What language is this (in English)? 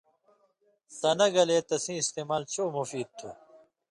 Indus Kohistani